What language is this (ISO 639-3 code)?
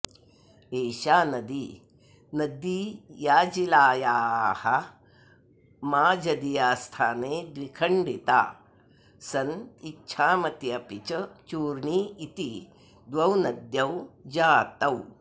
san